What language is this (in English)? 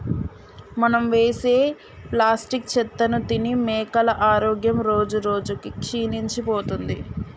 Telugu